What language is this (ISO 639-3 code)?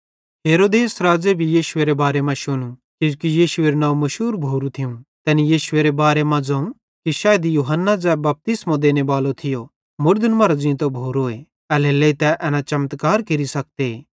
bhd